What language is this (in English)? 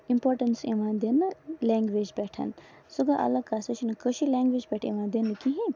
Kashmiri